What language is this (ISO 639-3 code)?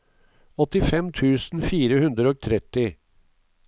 nor